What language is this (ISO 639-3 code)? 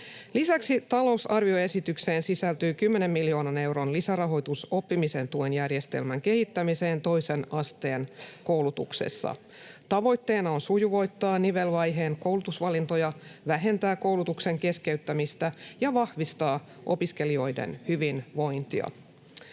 fin